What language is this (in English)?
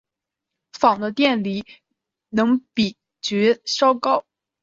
Chinese